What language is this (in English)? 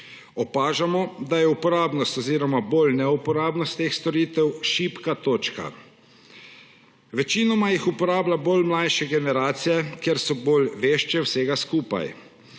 Slovenian